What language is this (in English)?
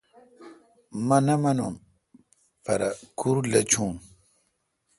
Kalkoti